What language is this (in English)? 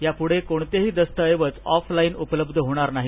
Marathi